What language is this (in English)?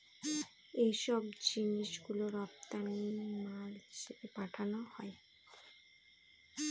Bangla